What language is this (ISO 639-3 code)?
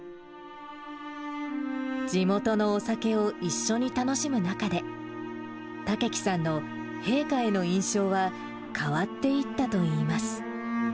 jpn